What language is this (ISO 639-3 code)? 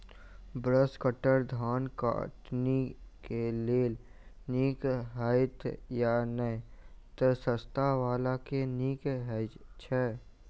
mai